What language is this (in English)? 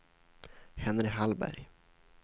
Swedish